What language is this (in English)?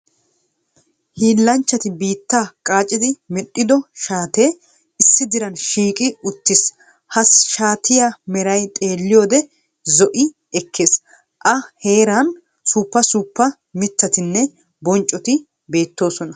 Wolaytta